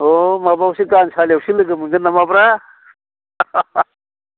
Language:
Bodo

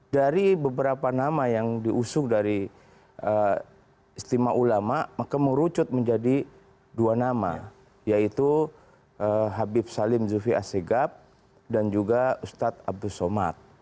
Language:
Indonesian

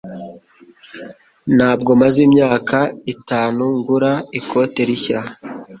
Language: Kinyarwanda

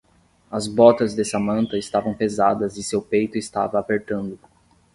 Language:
Portuguese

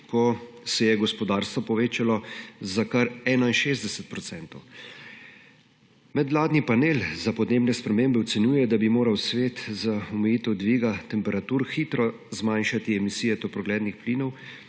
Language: Slovenian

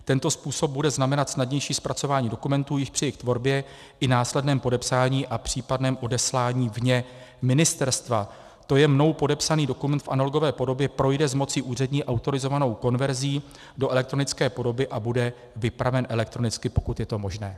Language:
Czech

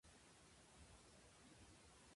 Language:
Catalan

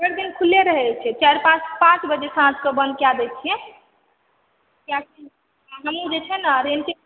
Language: Maithili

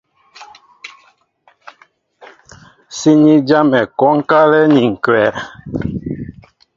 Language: Mbo (Cameroon)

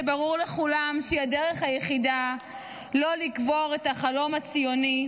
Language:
Hebrew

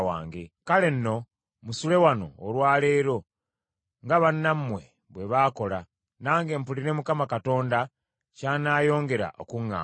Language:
Ganda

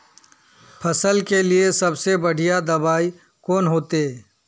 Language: Magahi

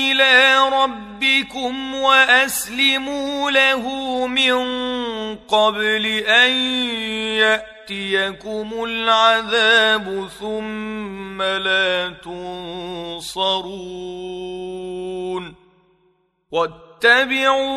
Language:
Arabic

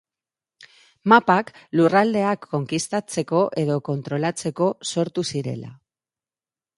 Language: Basque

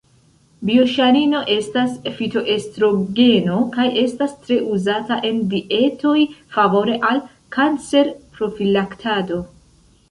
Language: Esperanto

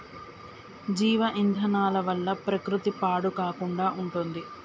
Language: Telugu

